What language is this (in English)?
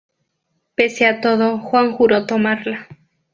Spanish